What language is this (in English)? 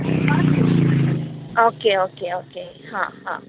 Konkani